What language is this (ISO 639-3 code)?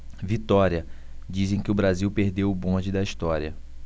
por